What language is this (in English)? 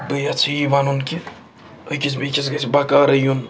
Kashmiri